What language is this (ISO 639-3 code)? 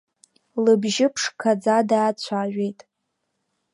abk